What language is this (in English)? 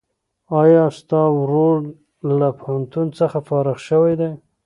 Pashto